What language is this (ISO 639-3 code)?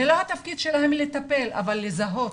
heb